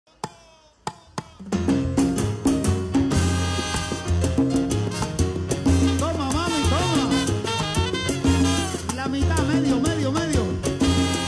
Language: Arabic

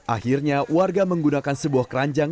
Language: Indonesian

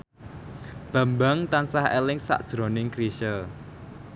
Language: Javanese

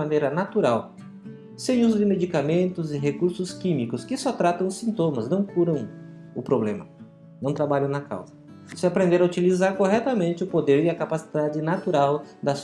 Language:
Portuguese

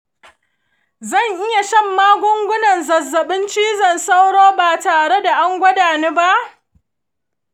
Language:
Hausa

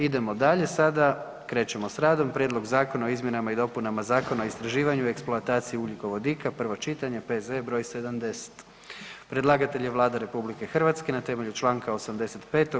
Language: Croatian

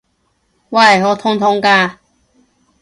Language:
Cantonese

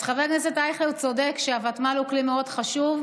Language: Hebrew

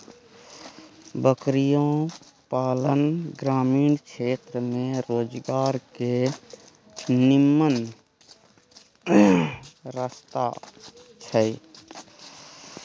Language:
Maithili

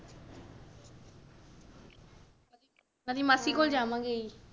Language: Punjabi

